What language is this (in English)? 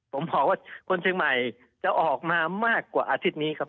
Thai